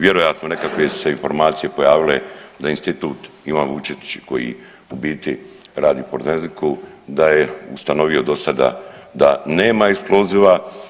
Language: Croatian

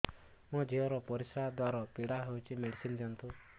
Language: Odia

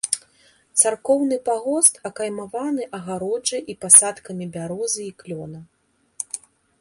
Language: Belarusian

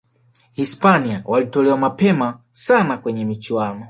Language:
Swahili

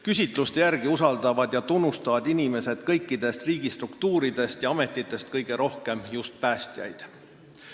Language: Estonian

